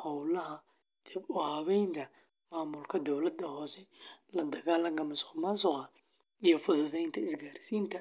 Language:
Somali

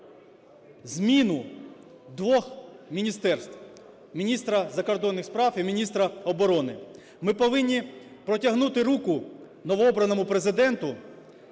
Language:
Ukrainian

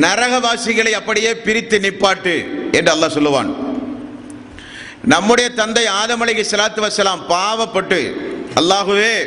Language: Tamil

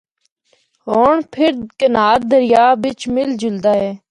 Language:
Northern Hindko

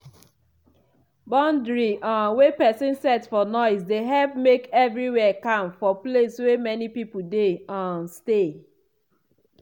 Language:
Nigerian Pidgin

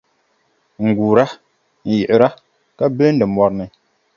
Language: Dagbani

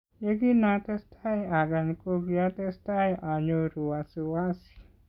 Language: Kalenjin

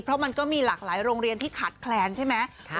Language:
Thai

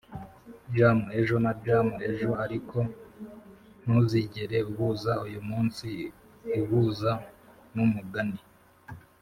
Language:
Kinyarwanda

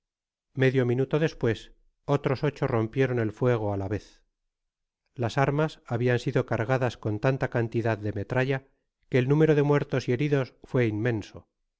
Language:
Spanish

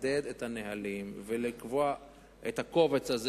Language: Hebrew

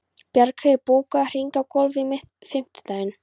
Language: Icelandic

